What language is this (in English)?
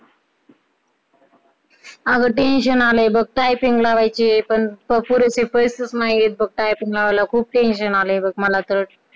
Marathi